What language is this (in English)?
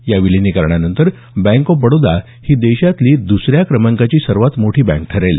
Marathi